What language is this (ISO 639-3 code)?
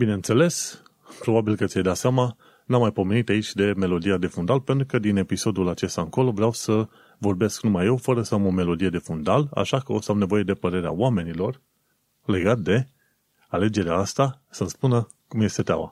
ron